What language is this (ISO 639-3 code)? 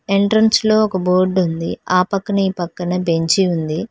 tel